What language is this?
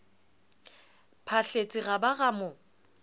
Southern Sotho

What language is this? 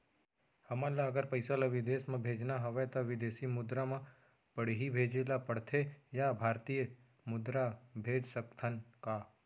Chhattisgarhi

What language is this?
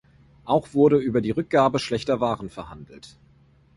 German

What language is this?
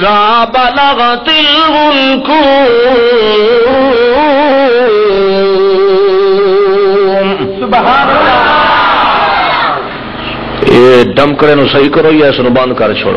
Arabic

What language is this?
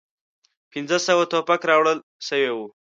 Pashto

